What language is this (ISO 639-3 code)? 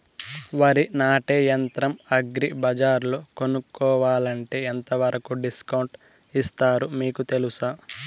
tel